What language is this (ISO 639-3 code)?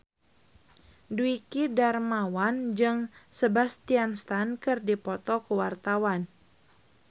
sun